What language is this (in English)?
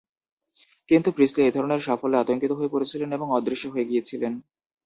Bangla